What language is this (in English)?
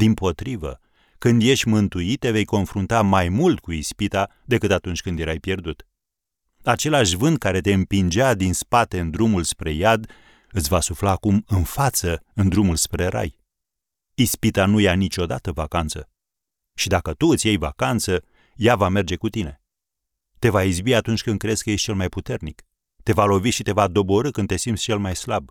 Romanian